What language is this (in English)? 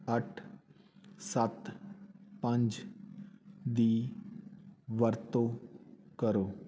Punjabi